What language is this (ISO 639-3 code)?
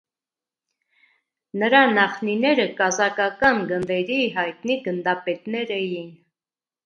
hye